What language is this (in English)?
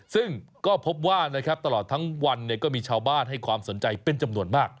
Thai